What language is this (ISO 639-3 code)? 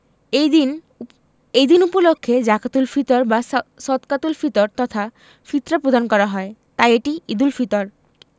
ben